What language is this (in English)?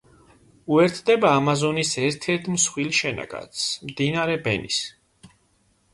Georgian